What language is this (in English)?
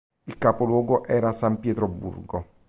Italian